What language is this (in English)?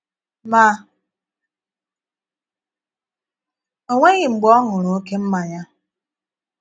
Igbo